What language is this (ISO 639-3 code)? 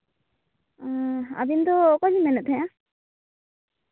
sat